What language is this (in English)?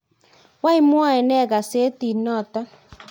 Kalenjin